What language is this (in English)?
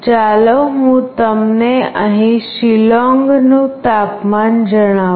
Gujarati